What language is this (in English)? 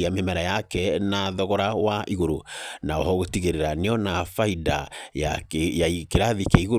Kikuyu